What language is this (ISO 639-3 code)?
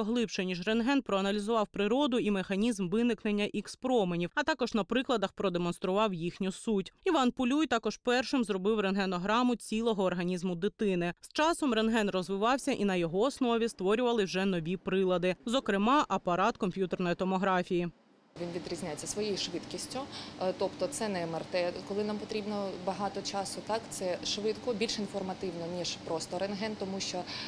ukr